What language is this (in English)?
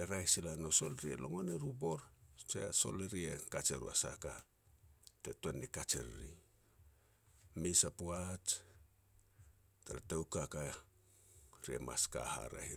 Petats